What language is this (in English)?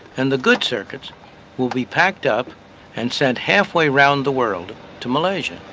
English